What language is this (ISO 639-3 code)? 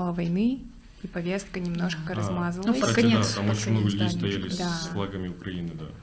rus